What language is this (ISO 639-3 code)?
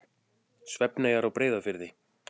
isl